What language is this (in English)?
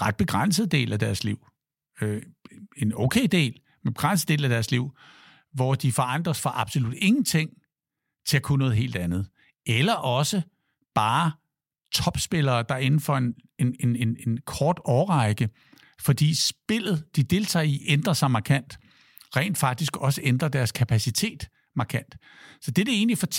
Danish